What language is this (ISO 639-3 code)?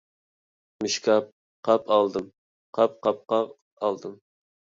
uig